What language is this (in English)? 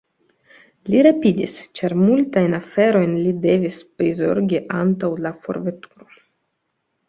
Esperanto